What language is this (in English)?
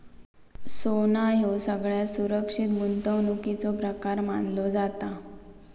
Marathi